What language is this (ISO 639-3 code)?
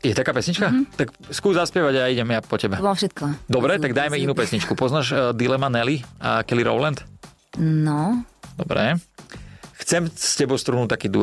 slk